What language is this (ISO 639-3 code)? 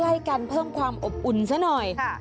tha